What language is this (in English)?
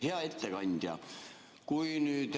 Estonian